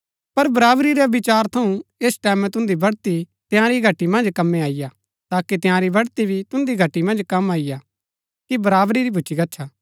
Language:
Gaddi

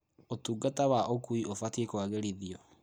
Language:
Kikuyu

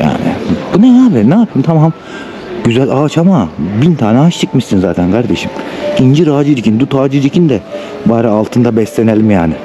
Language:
Turkish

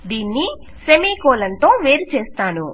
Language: Telugu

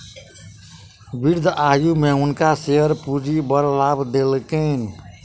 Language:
Maithili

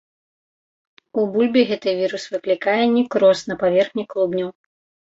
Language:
Belarusian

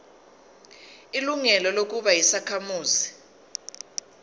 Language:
Zulu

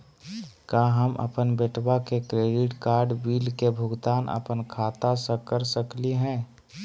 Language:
Magahi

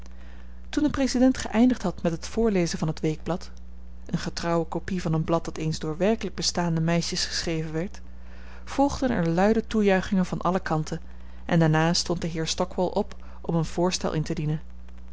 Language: Dutch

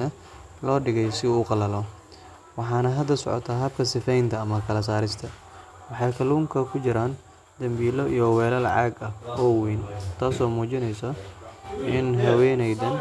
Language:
Somali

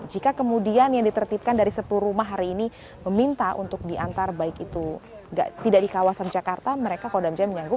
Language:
Indonesian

